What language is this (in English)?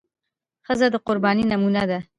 Pashto